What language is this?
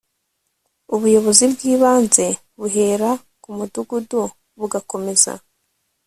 Kinyarwanda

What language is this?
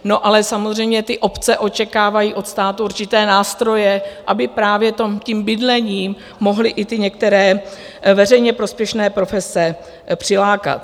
Czech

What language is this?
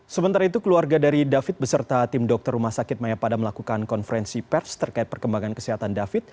Indonesian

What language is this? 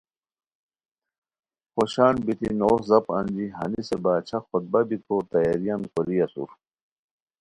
Khowar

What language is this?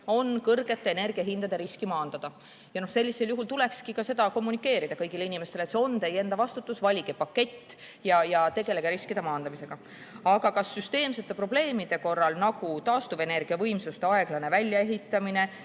Estonian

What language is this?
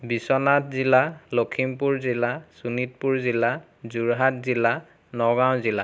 Assamese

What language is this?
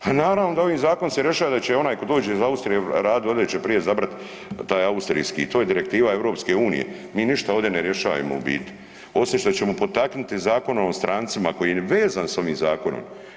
Croatian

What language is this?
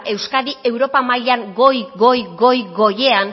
Basque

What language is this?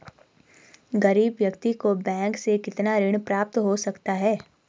Hindi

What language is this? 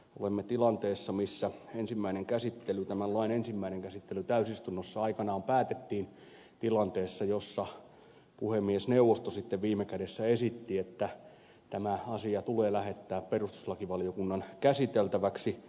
Finnish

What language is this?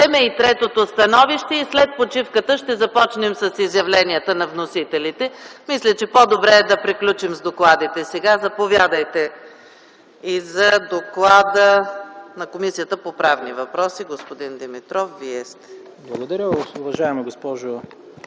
Bulgarian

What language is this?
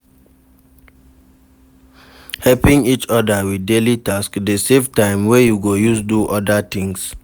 Nigerian Pidgin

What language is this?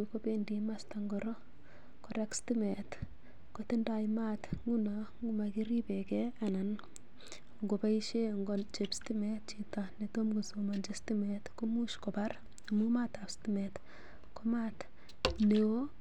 Kalenjin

